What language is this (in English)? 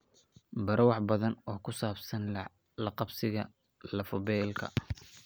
Somali